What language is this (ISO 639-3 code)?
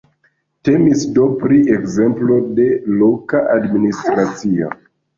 epo